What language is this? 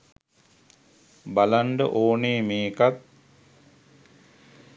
Sinhala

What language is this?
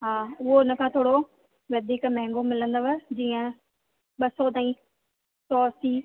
Sindhi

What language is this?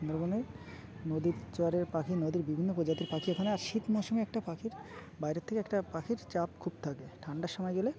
Bangla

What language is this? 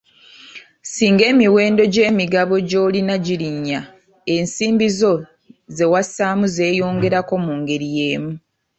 Ganda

